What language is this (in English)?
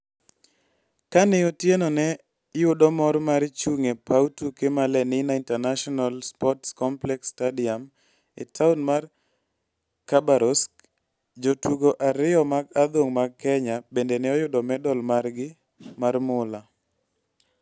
Luo (Kenya and Tanzania)